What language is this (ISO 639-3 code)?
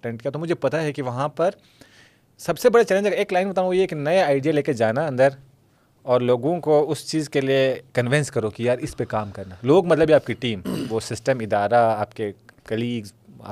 urd